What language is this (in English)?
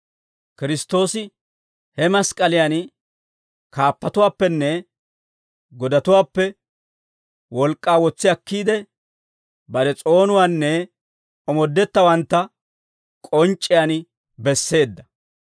Dawro